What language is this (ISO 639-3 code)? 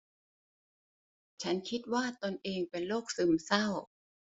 tha